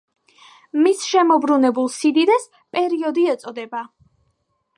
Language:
Georgian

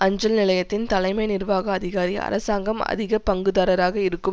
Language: Tamil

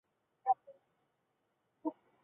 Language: Chinese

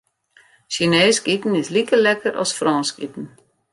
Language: Western Frisian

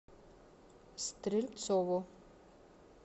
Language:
Russian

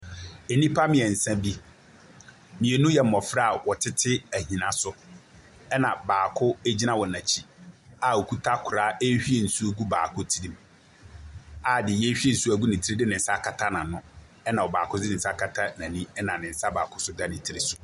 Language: Akan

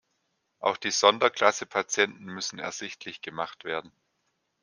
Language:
German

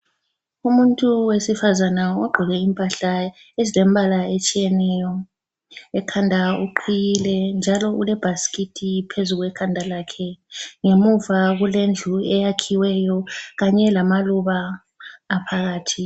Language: North Ndebele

